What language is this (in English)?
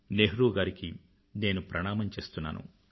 Telugu